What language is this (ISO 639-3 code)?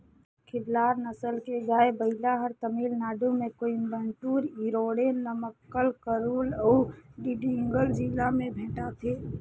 hne